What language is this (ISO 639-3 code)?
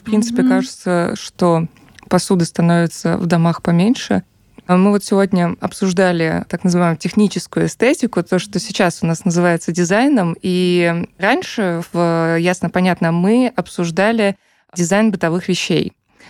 rus